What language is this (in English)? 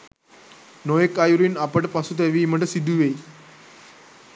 Sinhala